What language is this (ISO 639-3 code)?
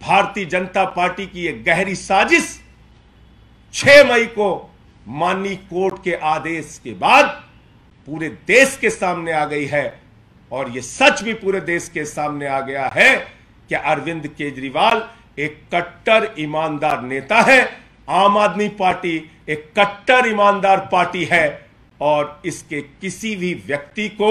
hin